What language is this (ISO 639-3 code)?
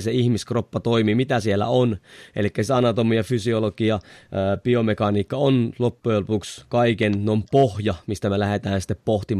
fin